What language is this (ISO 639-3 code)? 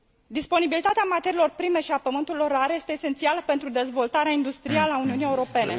ron